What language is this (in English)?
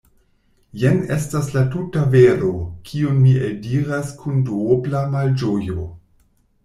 Esperanto